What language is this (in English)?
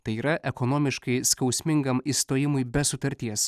Lithuanian